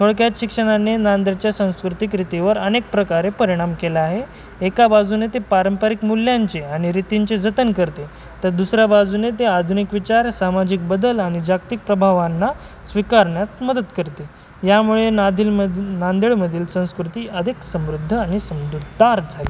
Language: Marathi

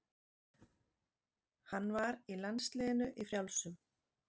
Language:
Icelandic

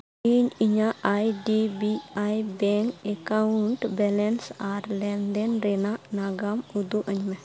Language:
Santali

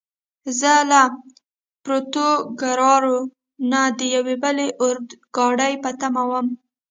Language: Pashto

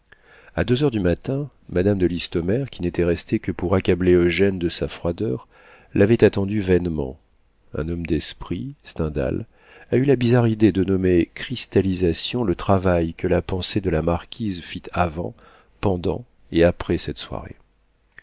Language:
French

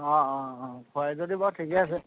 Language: Assamese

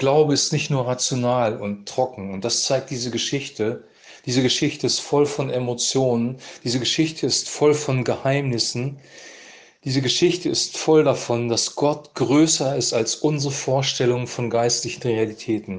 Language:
German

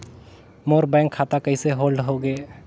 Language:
Chhattisgarhi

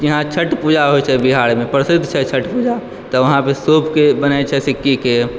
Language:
Maithili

